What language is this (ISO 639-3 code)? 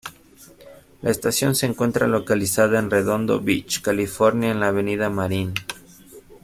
spa